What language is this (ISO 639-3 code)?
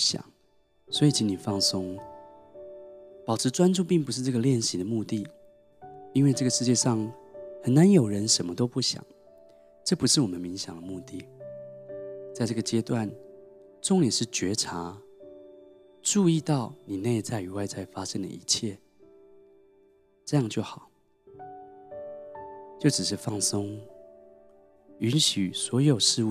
zho